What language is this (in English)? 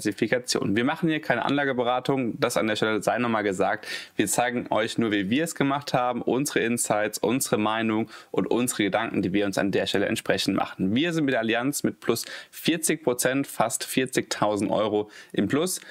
German